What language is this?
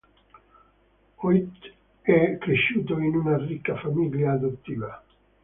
Italian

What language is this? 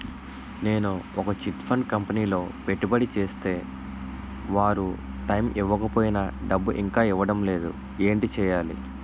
Telugu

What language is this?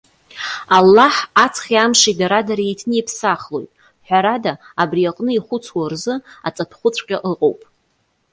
Abkhazian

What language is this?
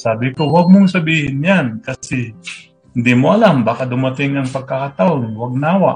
Filipino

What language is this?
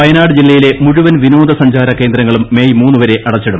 Malayalam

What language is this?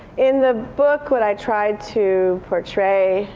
English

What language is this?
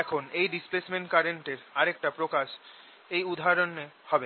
Bangla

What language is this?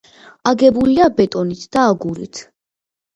Georgian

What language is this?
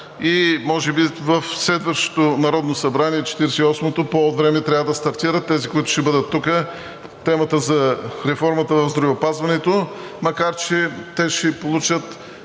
Bulgarian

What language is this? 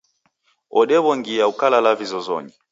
Taita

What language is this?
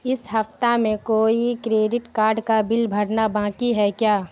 Urdu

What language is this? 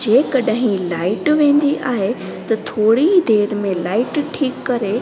Sindhi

